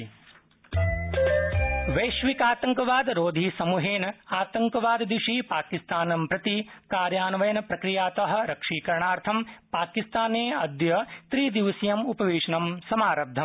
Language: Sanskrit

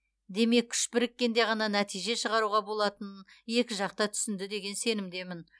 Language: Kazakh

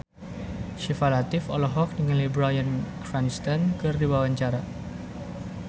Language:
Sundanese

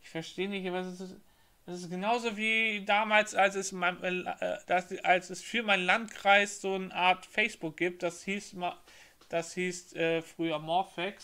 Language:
German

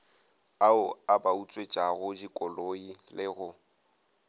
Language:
Northern Sotho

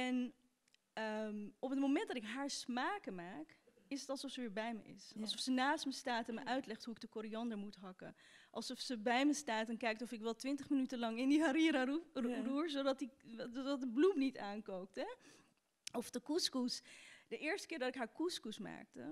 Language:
Dutch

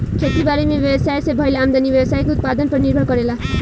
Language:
Bhojpuri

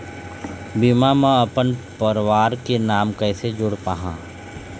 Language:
Chhattisgarhi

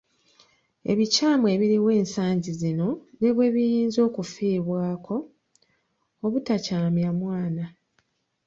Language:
Ganda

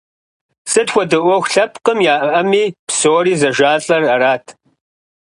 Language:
Kabardian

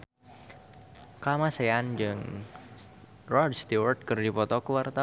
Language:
Sundanese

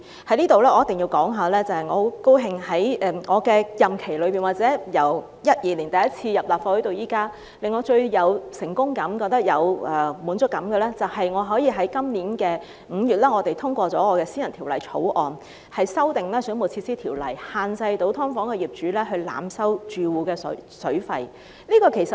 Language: Cantonese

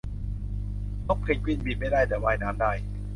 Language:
Thai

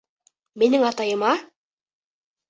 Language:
Bashkir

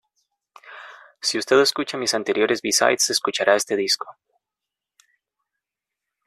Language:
Spanish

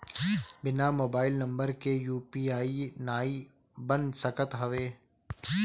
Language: Bhojpuri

